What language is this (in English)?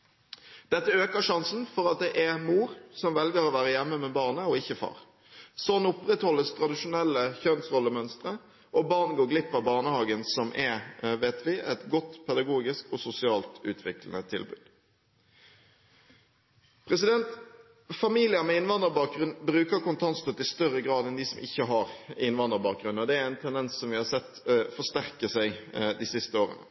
Norwegian Bokmål